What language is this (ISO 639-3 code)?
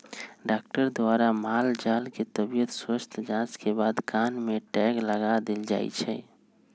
mag